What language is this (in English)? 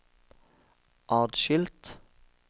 Norwegian